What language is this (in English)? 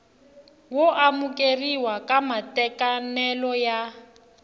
Tsonga